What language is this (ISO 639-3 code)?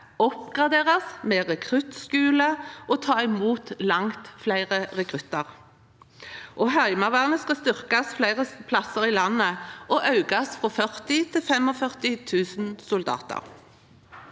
nor